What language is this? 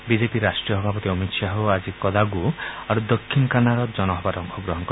Assamese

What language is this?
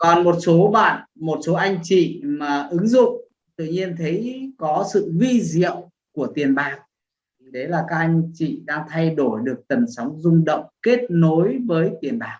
Vietnamese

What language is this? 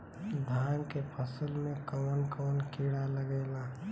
Bhojpuri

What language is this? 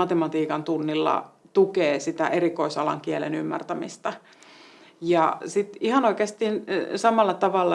Finnish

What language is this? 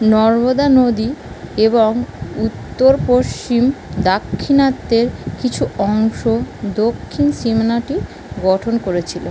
Bangla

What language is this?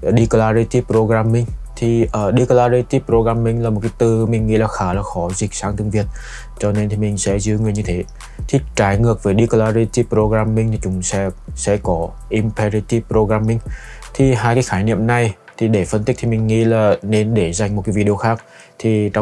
Vietnamese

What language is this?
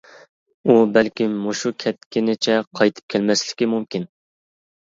Uyghur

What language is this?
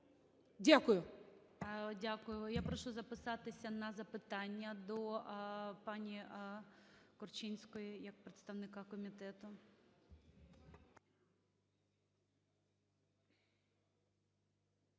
Ukrainian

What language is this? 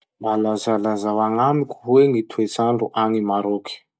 Masikoro Malagasy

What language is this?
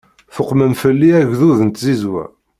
Kabyle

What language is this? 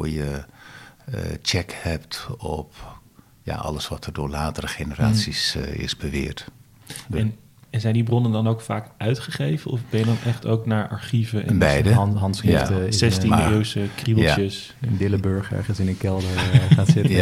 Dutch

